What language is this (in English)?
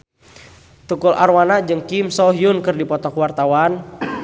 Sundanese